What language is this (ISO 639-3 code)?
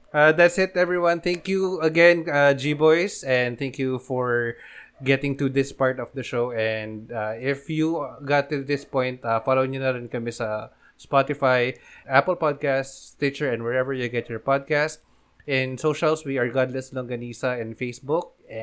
fil